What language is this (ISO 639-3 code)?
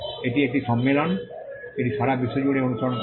ben